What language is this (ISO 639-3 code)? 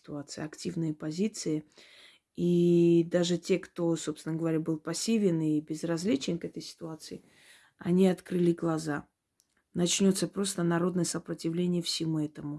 rus